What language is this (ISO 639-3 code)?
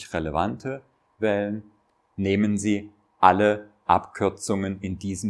deu